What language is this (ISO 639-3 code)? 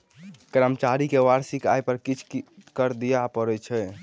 mai